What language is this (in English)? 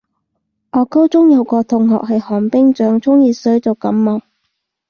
Cantonese